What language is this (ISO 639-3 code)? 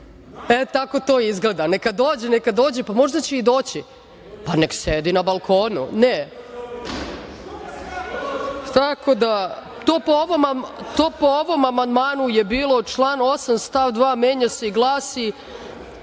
srp